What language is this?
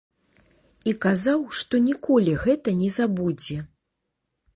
Belarusian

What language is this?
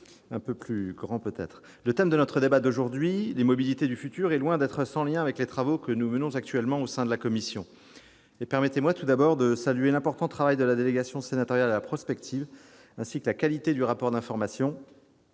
French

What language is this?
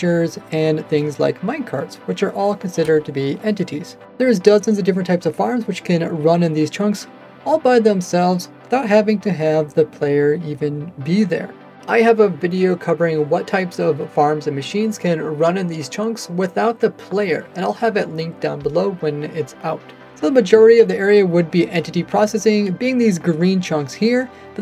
English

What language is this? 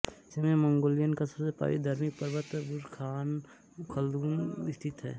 Hindi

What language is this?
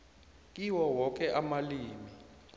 South Ndebele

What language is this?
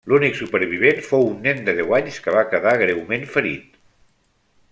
Catalan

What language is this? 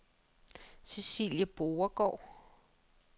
Danish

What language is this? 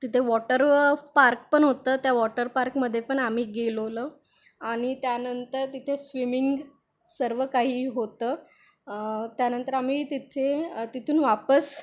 Marathi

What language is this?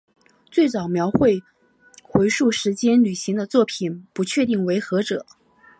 Chinese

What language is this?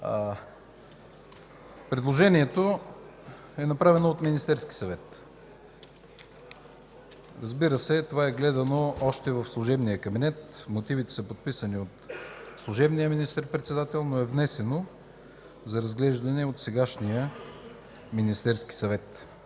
Bulgarian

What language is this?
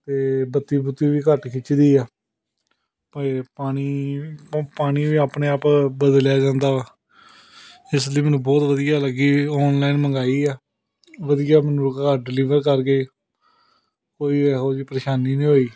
Punjabi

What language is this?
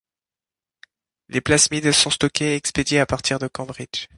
French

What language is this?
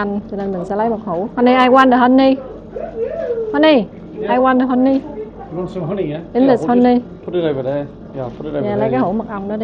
Vietnamese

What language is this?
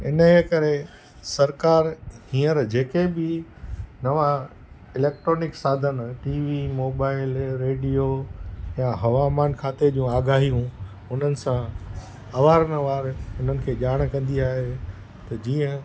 Sindhi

